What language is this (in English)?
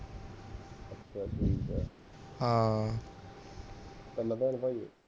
Punjabi